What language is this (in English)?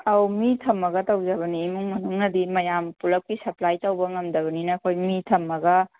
Manipuri